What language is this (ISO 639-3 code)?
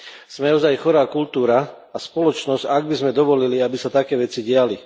slk